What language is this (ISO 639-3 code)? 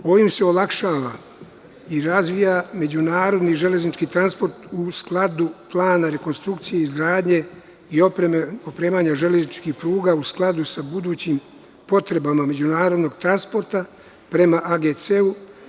srp